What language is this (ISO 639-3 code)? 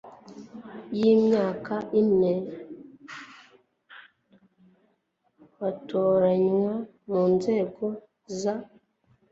kin